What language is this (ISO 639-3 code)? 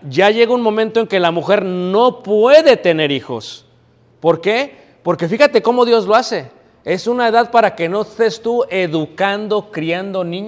spa